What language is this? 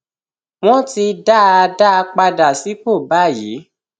Yoruba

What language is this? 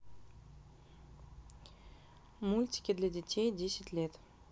Russian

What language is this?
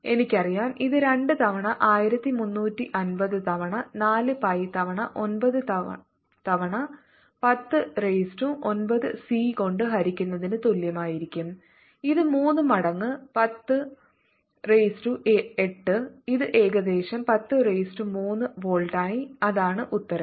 Malayalam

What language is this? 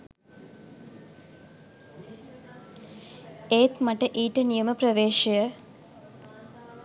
Sinhala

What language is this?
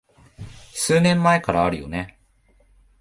Japanese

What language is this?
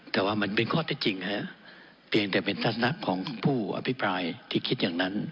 Thai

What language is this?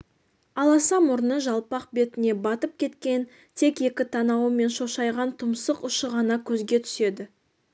Kazakh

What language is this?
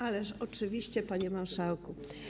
Polish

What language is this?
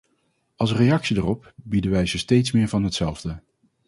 Dutch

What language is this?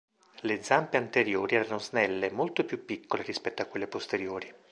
Italian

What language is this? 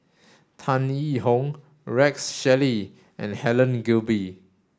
English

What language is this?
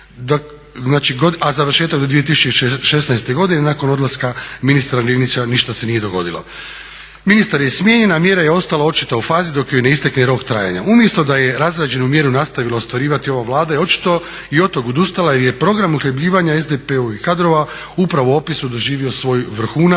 Croatian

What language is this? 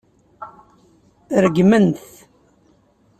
Kabyle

